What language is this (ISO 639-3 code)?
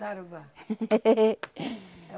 por